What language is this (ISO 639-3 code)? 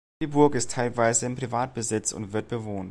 deu